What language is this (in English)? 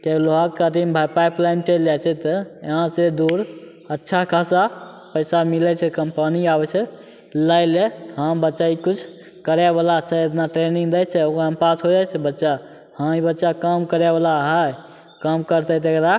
Maithili